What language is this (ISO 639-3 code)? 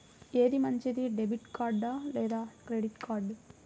tel